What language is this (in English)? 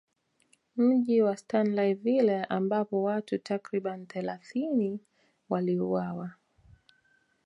Swahili